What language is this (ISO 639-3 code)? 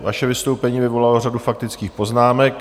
ces